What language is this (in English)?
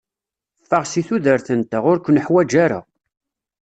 Kabyle